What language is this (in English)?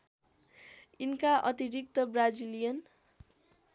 Nepali